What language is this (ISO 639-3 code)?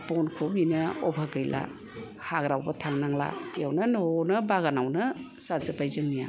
brx